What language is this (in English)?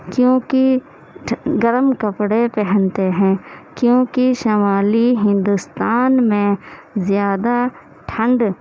Urdu